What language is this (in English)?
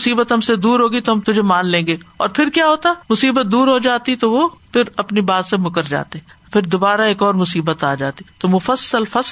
Urdu